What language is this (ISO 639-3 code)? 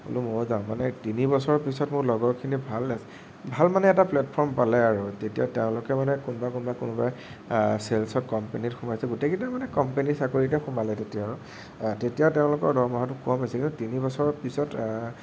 asm